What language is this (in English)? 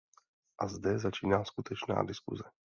Czech